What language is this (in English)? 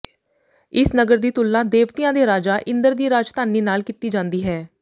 Punjabi